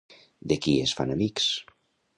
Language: Catalan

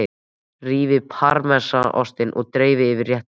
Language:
Icelandic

